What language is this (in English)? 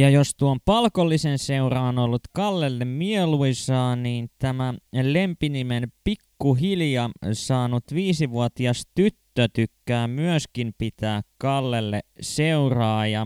Finnish